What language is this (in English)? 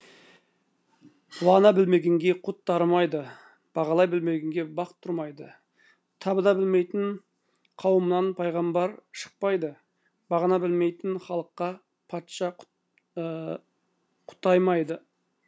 Kazakh